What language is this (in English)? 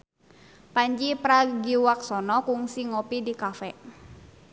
Sundanese